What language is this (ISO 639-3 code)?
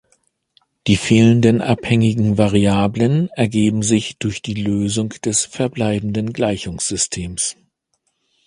deu